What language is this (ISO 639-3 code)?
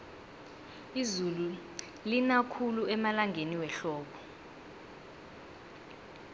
nbl